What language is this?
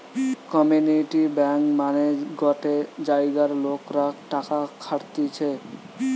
Bangla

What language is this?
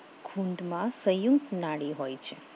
Gujarati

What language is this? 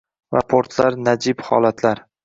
Uzbek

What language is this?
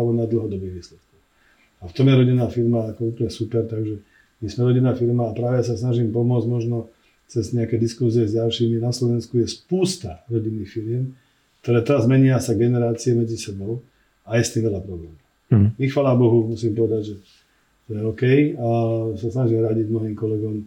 Slovak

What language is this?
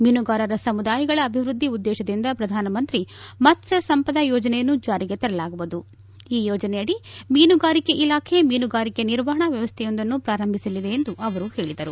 Kannada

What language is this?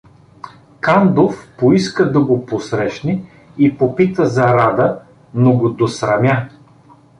Bulgarian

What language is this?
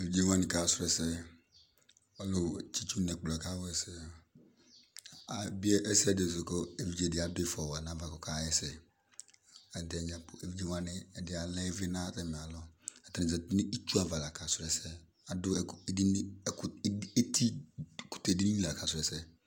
Ikposo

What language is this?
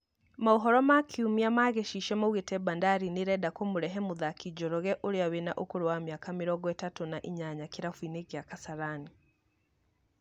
Kikuyu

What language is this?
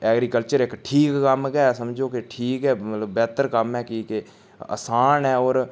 Dogri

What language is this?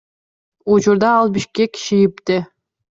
Kyrgyz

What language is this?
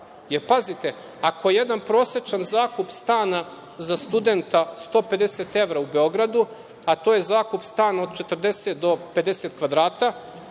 Serbian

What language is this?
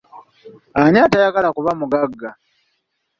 Ganda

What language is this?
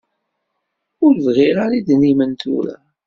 Kabyle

